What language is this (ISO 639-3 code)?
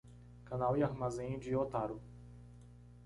por